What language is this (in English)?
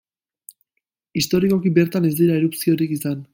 Basque